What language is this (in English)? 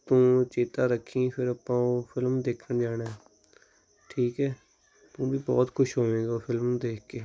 Punjabi